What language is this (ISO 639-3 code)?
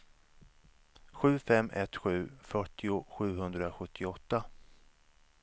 swe